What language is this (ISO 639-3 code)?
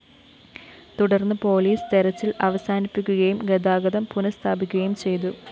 mal